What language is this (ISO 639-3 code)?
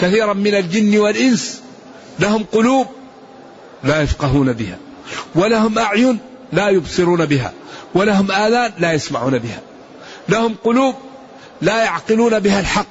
ara